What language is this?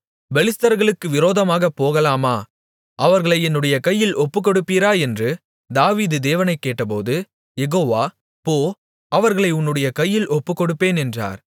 Tamil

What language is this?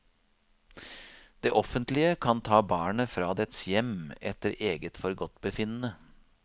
Norwegian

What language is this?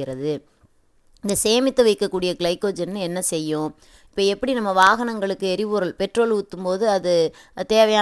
Tamil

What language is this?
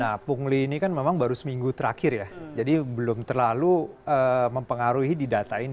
Indonesian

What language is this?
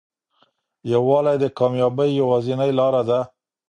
Pashto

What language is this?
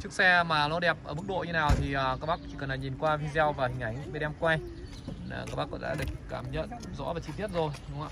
Vietnamese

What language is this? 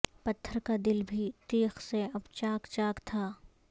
Urdu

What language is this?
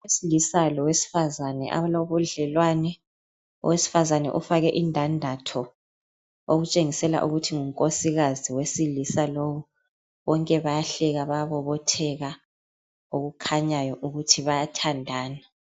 North Ndebele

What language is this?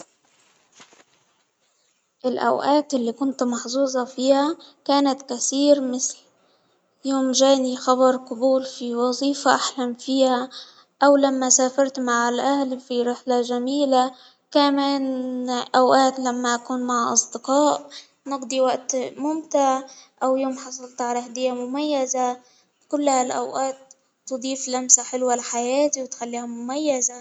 Hijazi Arabic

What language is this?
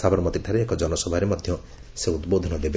Odia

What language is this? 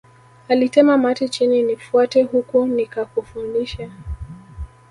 Swahili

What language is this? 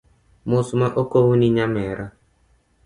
Luo (Kenya and Tanzania)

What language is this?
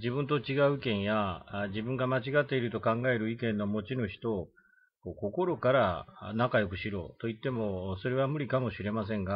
Japanese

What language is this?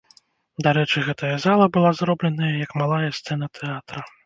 Belarusian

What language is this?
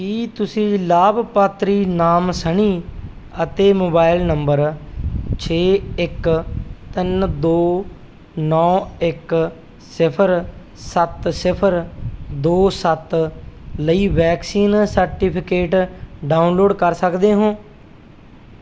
Punjabi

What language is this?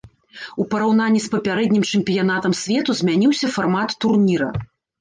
Belarusian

